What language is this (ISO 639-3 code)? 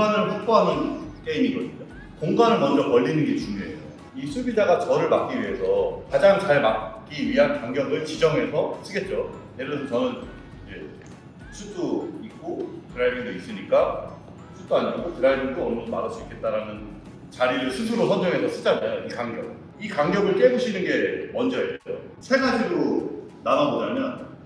kor